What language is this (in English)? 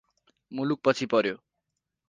Nepali